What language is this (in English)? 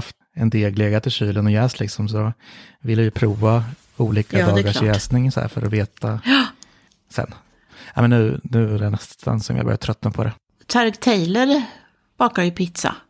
Swedish